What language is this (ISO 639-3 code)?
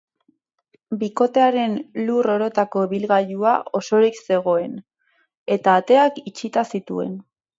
eus